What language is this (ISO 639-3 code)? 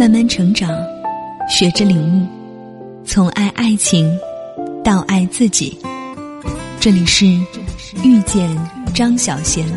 zho